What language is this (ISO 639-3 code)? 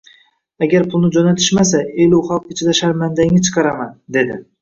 uzb